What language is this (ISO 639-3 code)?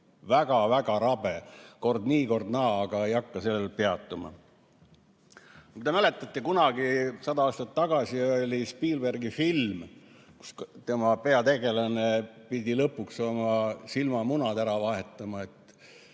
est